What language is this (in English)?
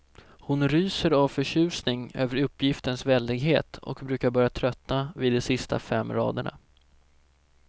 Swedish